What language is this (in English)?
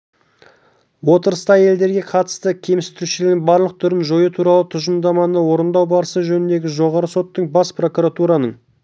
Kazakh